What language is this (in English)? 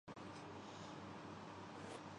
Urdu